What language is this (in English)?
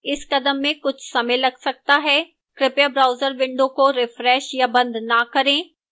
Hindi